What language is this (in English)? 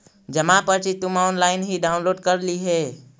Magahi